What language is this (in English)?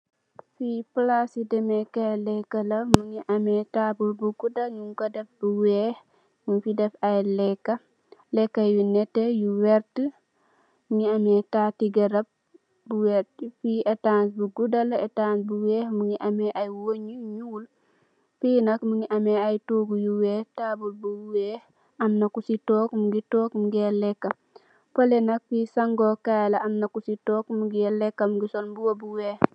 Wolof